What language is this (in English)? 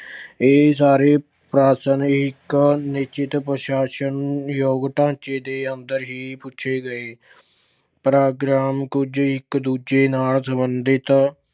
Punjabi